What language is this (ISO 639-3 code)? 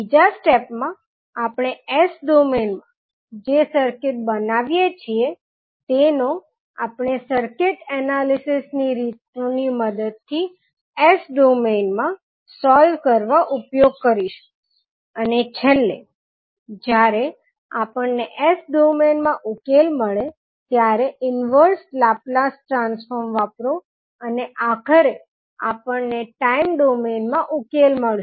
guj